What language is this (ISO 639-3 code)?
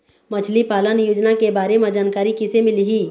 hne